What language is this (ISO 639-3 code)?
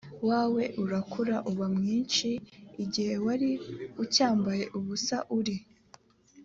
kin